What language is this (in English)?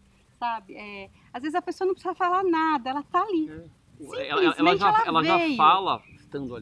Portuguese